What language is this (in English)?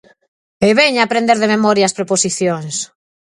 Galician